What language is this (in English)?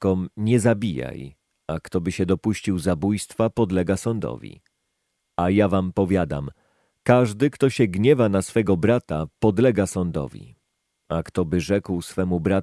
Polish